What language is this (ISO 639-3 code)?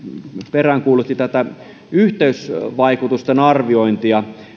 fin